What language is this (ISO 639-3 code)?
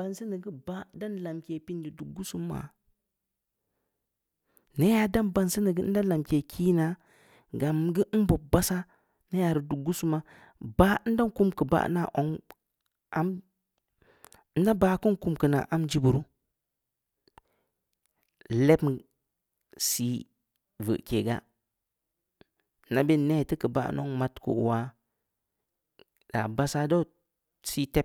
ndi